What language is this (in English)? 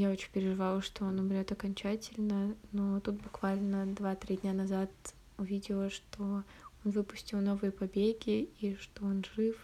Russian